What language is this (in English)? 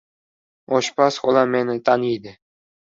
Uzbek